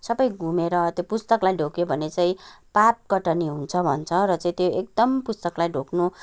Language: Nepali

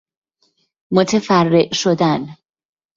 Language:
Persian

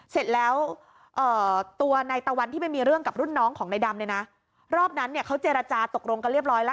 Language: Thai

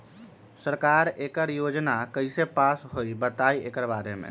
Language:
Magahi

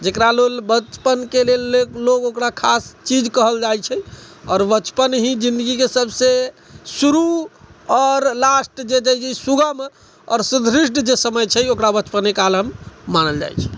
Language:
Maithili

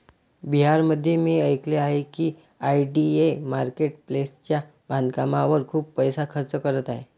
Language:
Marathi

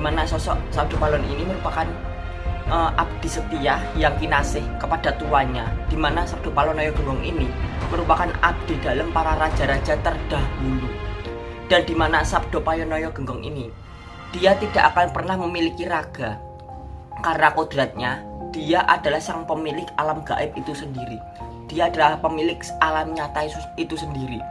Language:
Indonesian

